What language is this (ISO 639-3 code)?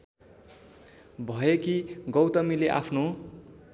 nep